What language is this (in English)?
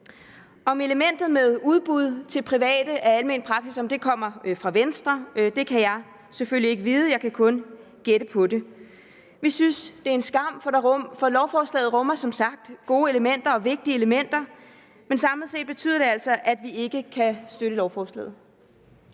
Danish